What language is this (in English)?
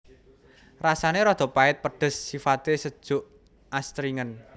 Javanese